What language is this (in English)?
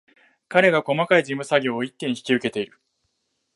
Japanese